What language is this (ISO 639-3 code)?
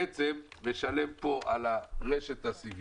heb